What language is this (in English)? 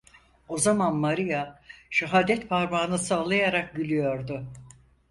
Turkish